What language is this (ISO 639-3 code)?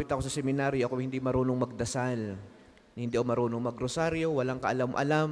fil